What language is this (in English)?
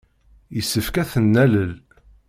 Kabyle